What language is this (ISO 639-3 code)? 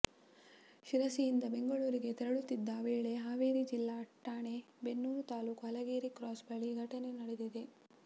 kan